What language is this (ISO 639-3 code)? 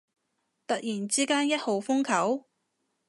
yue